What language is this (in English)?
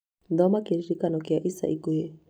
Kikuyu